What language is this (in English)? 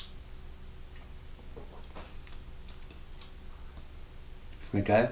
German